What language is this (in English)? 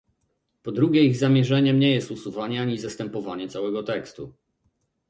Polish